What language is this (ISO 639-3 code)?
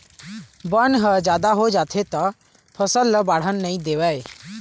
hne